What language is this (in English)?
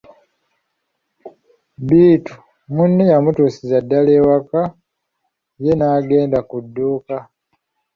Ganda